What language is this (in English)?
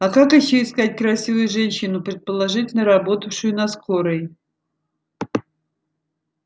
Russian